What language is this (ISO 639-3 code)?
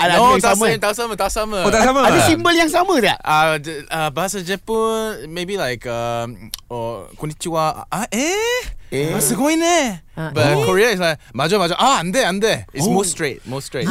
msa